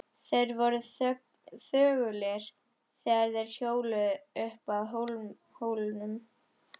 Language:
Icelandic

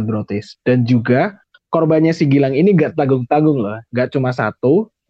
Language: Indonesian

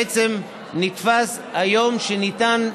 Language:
Hebrew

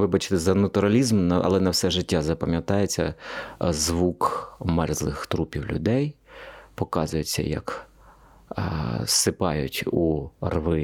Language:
Ukrainian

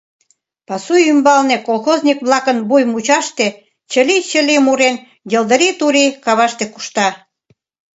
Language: Mari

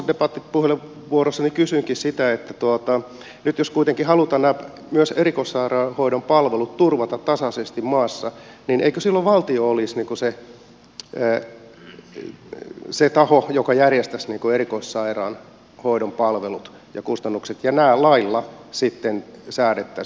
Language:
Finnish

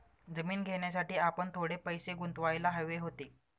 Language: Marathi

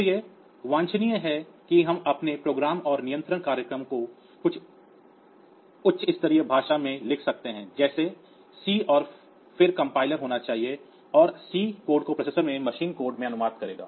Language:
Hindi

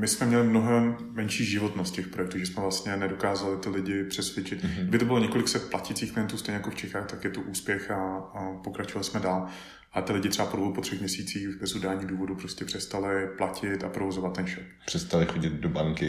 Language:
Czech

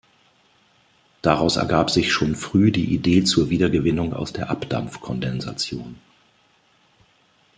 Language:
German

